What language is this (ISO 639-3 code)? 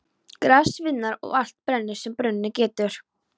isl